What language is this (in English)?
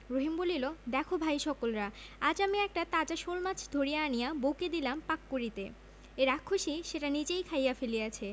Bangla